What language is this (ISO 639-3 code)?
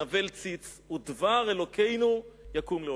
heb